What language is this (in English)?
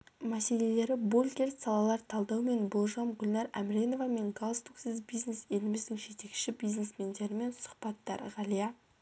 Kazakh